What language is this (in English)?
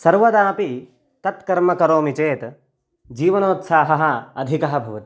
Sanskrit